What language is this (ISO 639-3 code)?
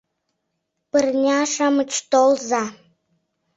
chm